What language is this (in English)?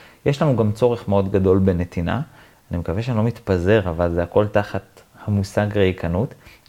Hebrew